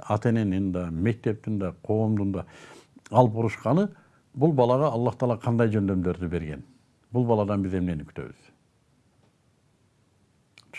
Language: Turkish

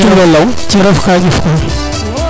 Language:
Serer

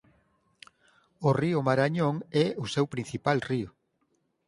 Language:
Galician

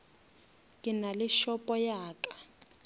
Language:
Northern Sotho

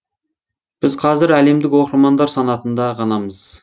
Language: Kazakh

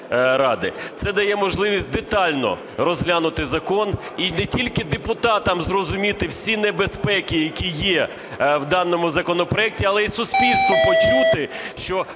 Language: Ukrainian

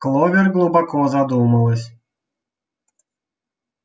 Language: Russian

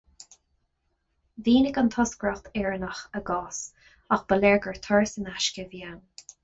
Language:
Irish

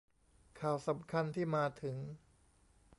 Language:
Thai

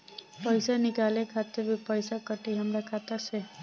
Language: Bhojpuri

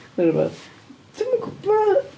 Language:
Welsh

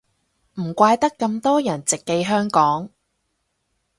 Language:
Cantonese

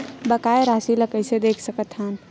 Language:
Chhattisgarhi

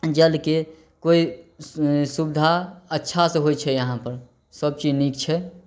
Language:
Maithili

